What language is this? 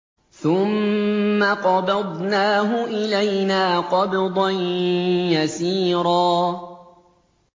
Arabic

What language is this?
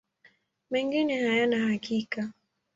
Swahili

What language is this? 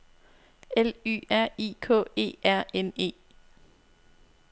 Danish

